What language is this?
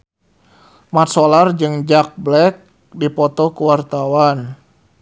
Sundanese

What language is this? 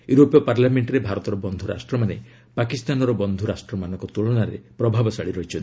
Odia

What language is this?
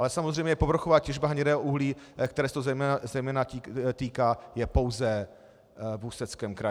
Czech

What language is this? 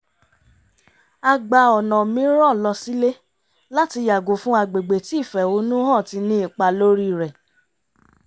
Yoruba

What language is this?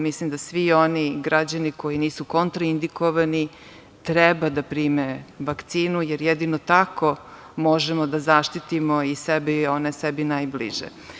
Serbian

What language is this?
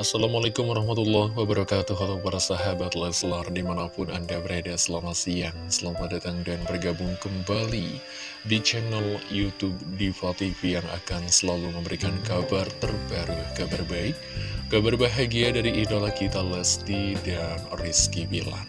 Indonesian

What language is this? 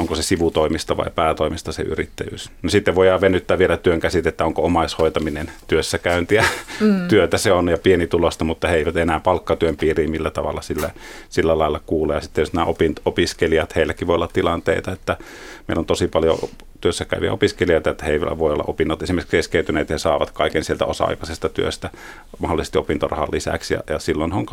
Finnish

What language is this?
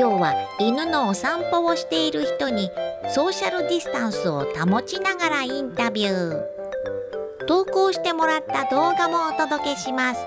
Japanese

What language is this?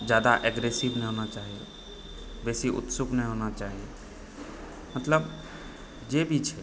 Maithili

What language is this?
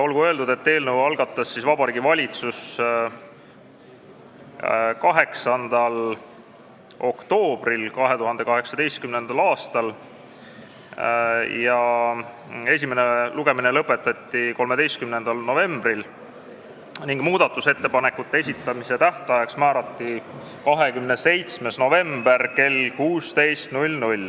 Estonian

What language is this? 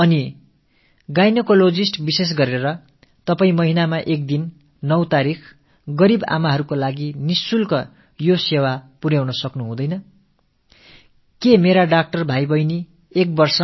Tamil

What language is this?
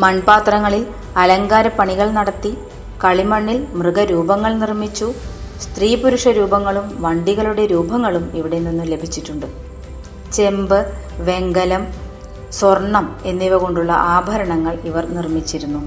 Malayalam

